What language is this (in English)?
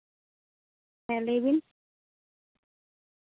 Santali